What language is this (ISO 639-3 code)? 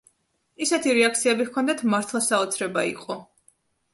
kat